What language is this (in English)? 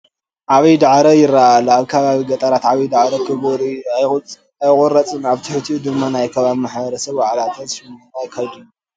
Tigrinya